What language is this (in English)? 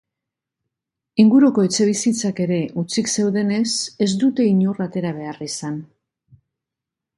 Basque